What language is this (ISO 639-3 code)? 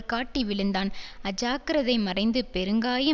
tam